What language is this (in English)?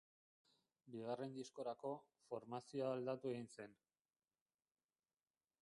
Basque